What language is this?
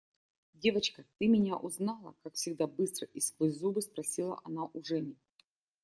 Russian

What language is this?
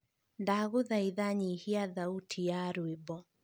Kikuyu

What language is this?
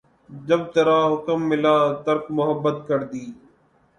Urdu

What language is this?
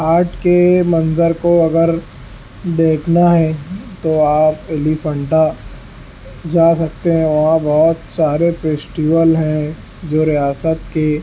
Urdu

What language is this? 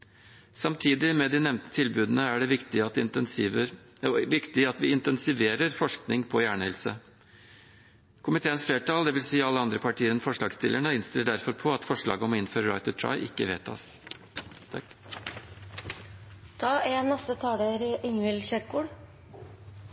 Norwegian Bokmål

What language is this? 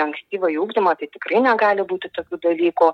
Lithuanian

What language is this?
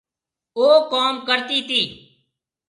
Marwari (Pakistan)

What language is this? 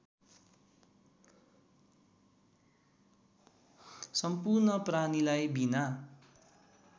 Nepali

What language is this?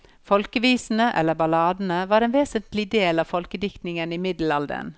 Norwegian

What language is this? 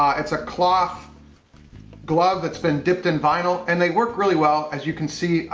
English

